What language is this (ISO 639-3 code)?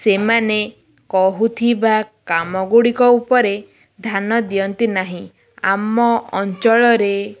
ori